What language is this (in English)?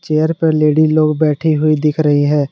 Hindi